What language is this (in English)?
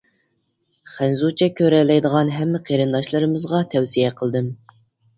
Uyghur